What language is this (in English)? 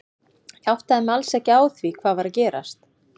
Icelandic